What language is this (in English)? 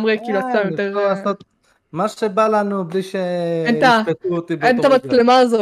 Hebrew